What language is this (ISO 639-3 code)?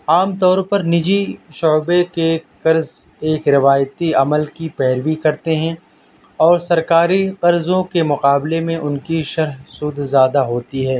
urd